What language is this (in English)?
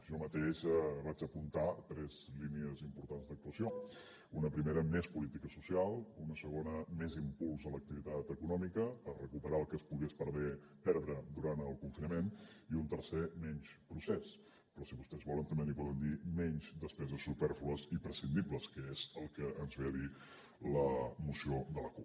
Catalan